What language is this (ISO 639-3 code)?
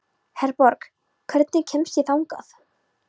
isl